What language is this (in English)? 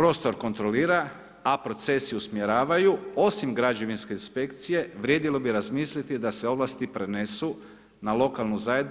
Croatian